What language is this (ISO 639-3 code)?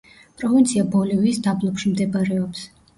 kat